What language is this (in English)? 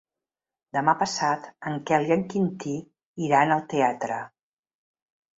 Catalan